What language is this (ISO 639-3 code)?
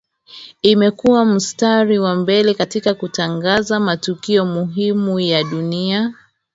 swa